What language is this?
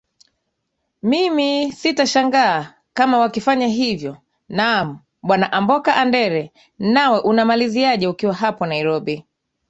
Swahili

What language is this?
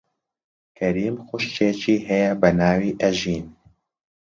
Central Kurdish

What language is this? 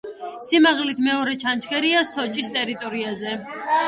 Georgian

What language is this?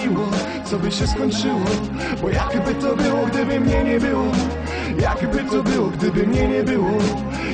Polish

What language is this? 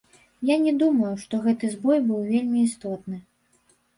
Belarusian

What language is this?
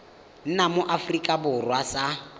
Tswana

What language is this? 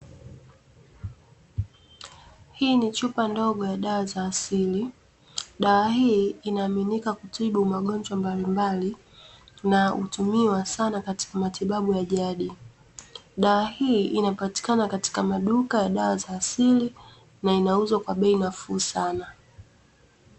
Swahili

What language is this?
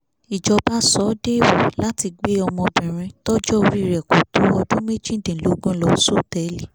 Yoruba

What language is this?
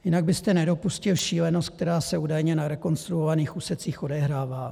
Czech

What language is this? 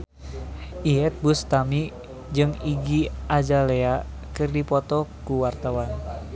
Sundanese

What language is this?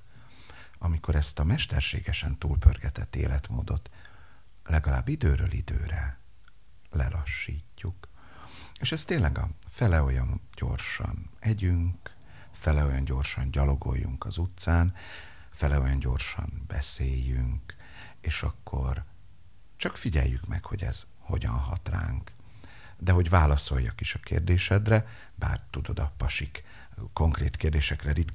Hungarian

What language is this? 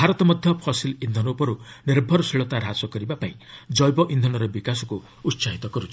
Odia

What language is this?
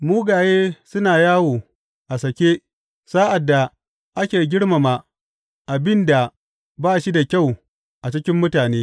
Hausa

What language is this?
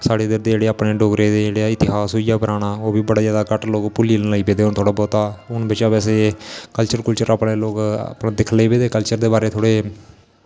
Dogri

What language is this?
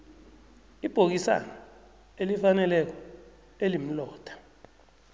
South Ndebele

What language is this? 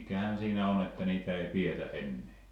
Finnish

